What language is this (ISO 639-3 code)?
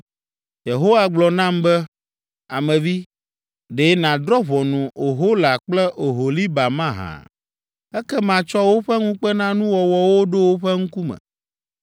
ewe